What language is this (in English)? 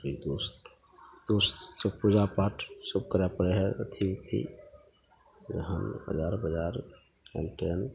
Maithili